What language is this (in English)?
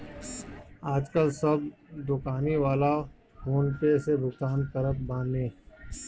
Bhojpuri